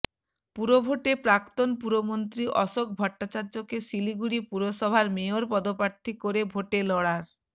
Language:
Bangla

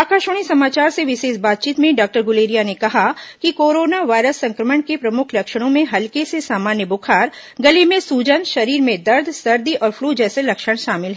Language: Hindi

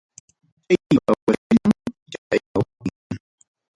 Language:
Ayacucho Quechua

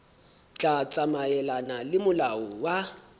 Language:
Southern Sotho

